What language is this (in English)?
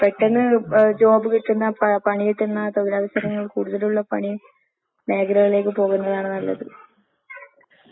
Malayalam